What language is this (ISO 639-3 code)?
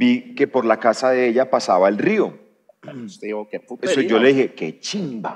spa